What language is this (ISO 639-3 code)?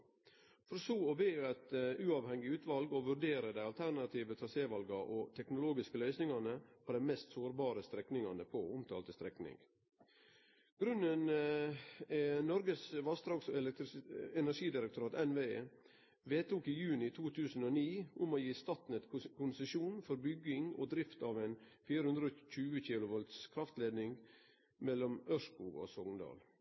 nno